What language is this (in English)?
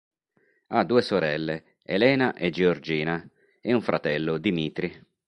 Italian